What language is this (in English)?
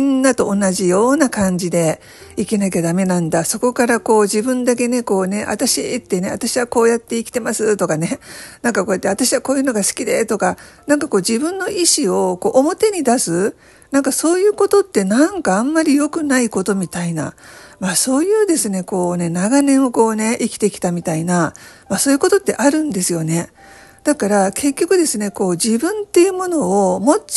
Japanese